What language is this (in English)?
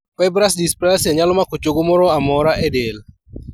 Luo (Kenya and Tanzania)